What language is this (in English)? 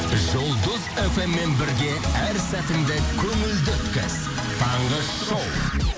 Kazakh